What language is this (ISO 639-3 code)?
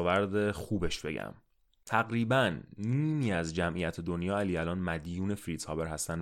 fas